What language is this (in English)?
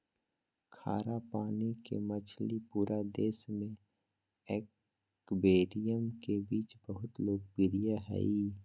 Magahi